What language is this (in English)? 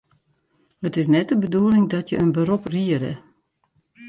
Western Frisian